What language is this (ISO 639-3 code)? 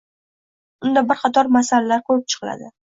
uzb